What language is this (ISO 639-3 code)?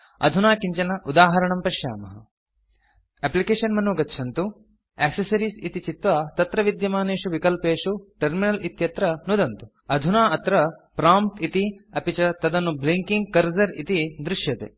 san